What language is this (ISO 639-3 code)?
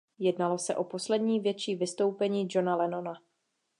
ces